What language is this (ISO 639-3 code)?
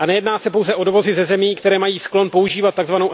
ces